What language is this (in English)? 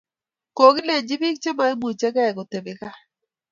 Kalenjin